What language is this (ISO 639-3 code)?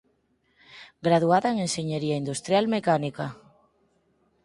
glg